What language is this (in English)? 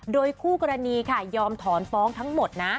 Thai